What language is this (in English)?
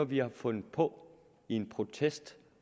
Danish